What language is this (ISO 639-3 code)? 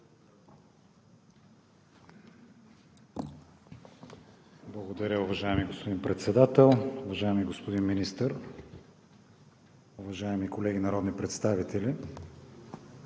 bul